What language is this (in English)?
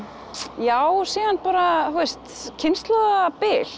Icelandic